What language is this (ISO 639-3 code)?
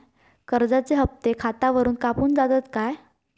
mar